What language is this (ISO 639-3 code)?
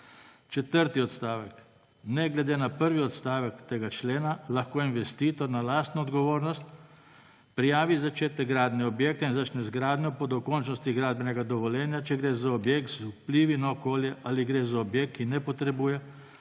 slv